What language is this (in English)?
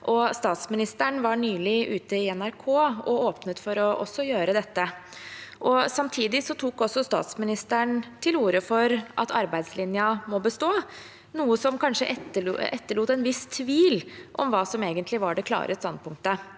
Norwegian